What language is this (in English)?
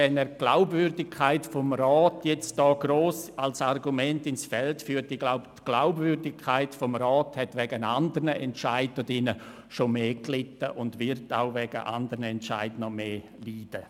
Swiss German